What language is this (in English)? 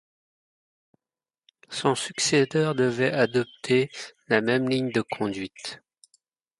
French